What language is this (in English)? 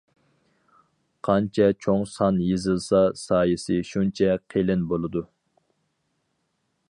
Uyghur